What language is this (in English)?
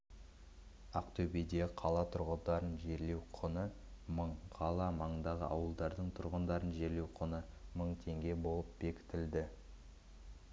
Kazakh